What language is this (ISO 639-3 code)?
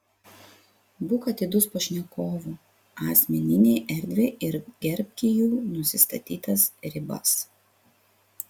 lit